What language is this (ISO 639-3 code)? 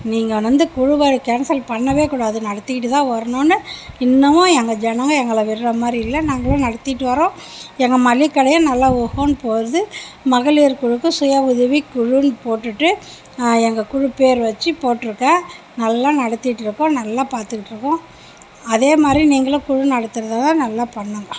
tam